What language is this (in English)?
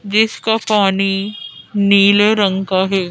Hindi